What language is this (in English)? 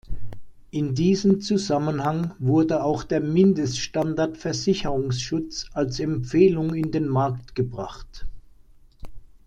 German